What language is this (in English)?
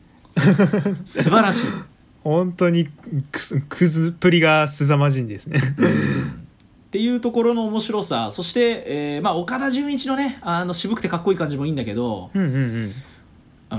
Japanese